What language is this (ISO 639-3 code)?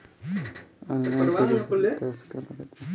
bho